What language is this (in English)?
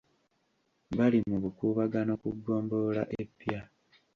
Ganda